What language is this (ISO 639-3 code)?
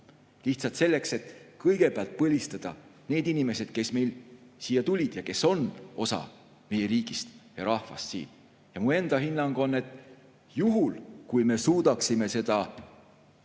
est